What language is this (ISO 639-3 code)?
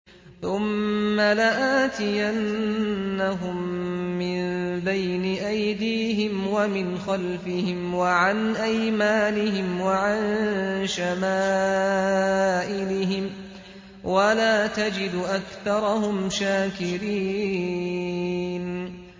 ara